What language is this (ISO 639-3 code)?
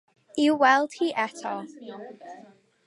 cym